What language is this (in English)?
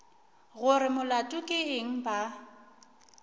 Northern Sotho